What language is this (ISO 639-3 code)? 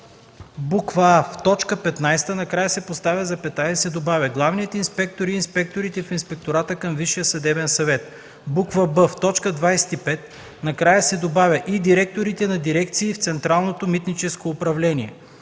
bul